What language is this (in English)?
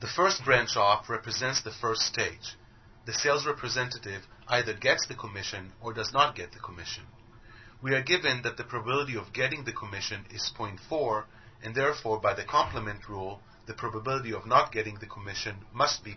English